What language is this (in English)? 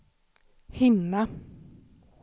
Swedish